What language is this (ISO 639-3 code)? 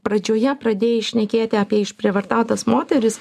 lit